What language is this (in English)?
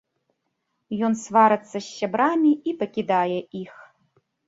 Belarusian